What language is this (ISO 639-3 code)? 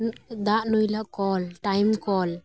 sat